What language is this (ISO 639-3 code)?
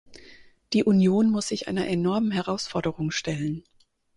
deu